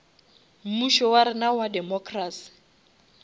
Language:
Northern Sotho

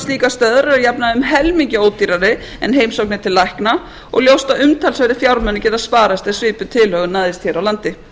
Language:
Icelandic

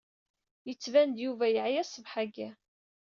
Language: Kabyle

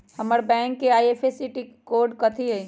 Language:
Magahi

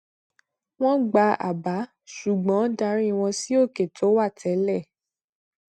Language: Yoruba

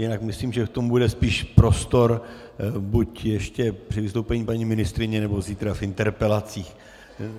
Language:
Czech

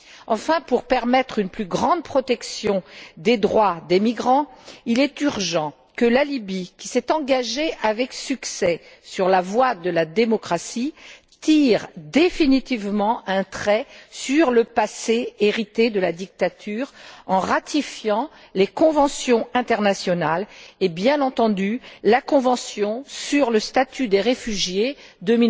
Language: French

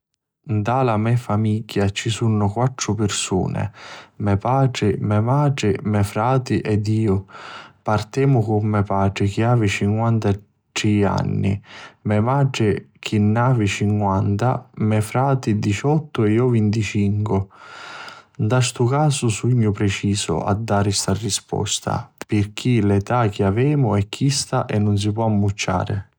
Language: Sicilian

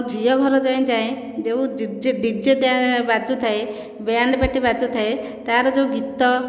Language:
Odia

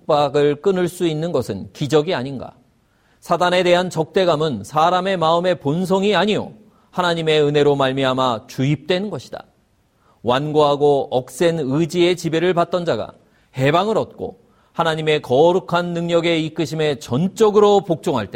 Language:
Korean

